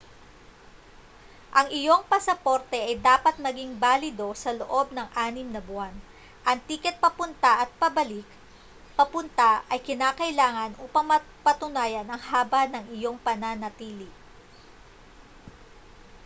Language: Filipino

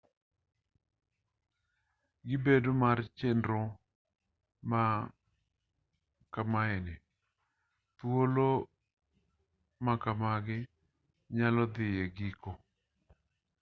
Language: Luo (Kenya and Tanzania)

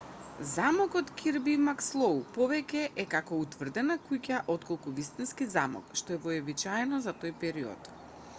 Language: Macedonian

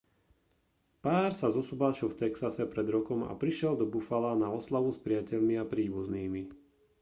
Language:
Slovak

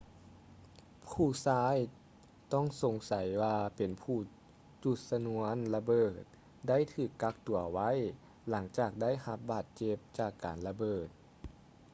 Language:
Lao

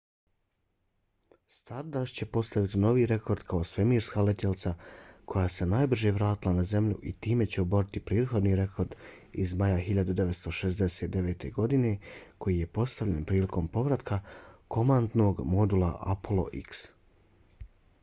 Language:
Bosnian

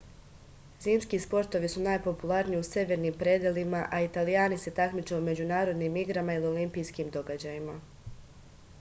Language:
Serbian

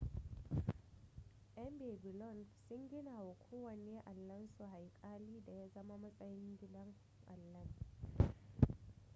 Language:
Hausa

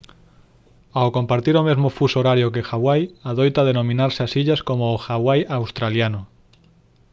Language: Galician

